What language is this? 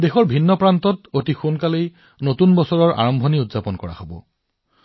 Assamese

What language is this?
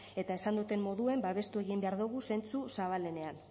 Basque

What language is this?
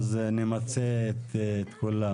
Hebrew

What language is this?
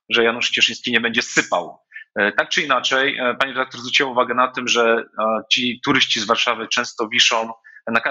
Polish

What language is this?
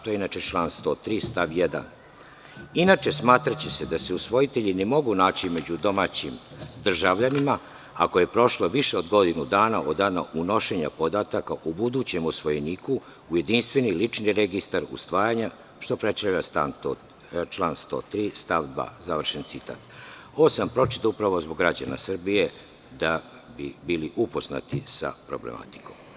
Serbian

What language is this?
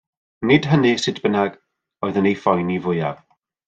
Welsh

